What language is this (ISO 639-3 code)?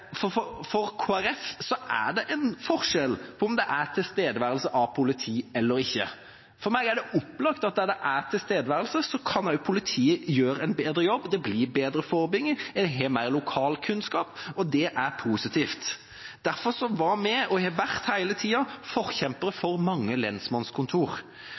nob